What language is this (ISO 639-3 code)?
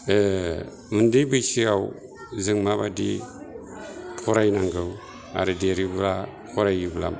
brx